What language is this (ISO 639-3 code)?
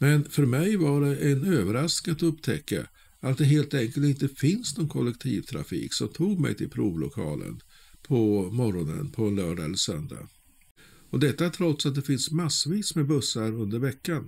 swe